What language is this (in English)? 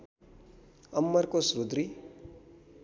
Nepali